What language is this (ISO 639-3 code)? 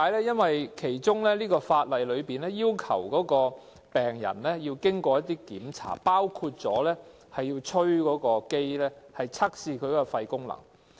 yue